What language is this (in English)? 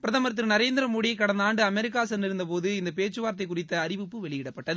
Tamil